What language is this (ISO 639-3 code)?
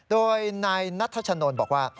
tha